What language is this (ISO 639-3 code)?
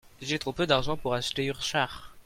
fra